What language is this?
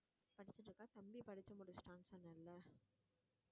Tamil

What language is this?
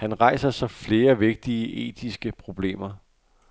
Danish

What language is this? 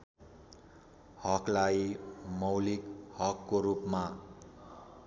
Nepali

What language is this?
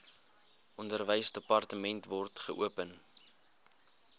Afrikaans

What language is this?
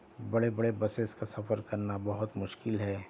Urdu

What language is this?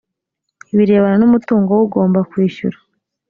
Kinyarwanda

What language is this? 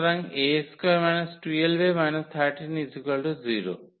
Bangla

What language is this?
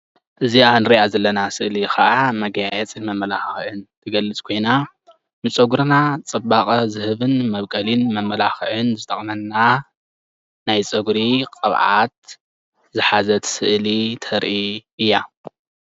Tigrinya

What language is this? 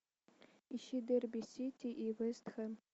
Russian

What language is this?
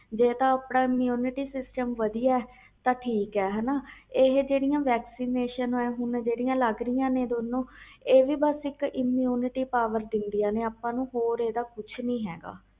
Punjabi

